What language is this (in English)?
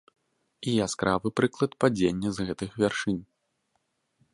Belarusian